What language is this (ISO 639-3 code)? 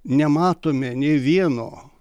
lit